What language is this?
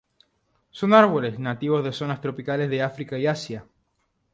Spanish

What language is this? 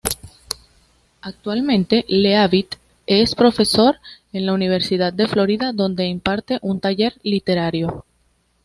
Spanish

